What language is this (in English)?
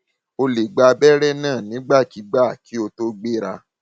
Yoruba